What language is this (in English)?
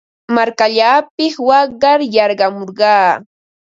Ambo-Pasco Quechua